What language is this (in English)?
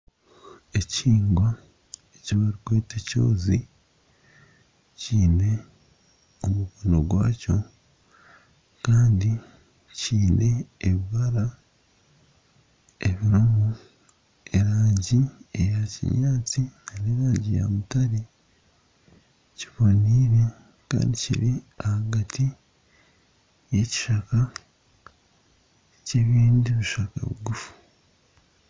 Nyankole